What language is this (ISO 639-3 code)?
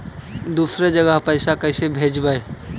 mag